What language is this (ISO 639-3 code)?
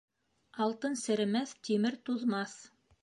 bak